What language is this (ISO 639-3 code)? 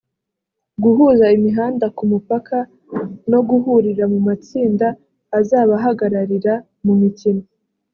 kin